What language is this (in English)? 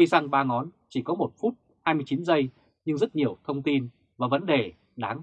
Vietnamese